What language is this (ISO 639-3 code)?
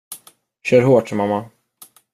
swe